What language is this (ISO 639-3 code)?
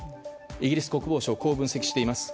jpn